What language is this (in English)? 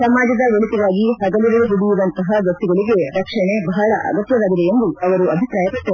Kannada